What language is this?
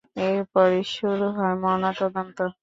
Bangla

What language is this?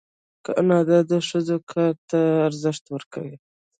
Pashto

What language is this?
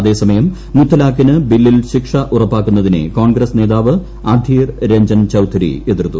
Malayalam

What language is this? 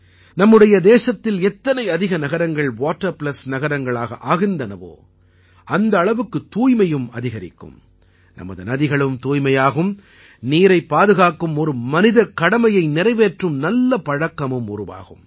Tamil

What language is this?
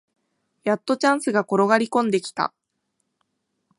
Japanese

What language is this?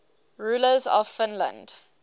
English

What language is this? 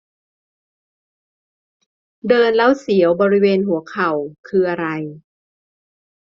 Thai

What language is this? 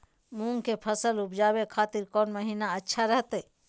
Magahi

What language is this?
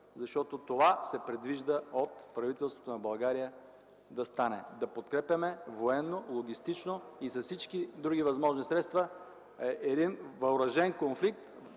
Bulgarian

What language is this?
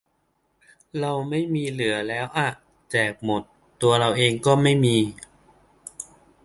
Thai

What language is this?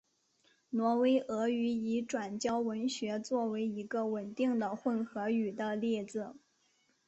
Chinese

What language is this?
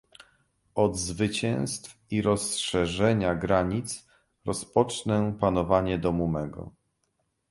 Polish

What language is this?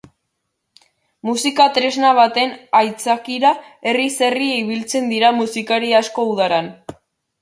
Basque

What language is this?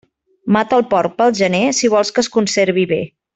Catalan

